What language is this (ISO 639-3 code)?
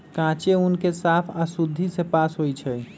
mag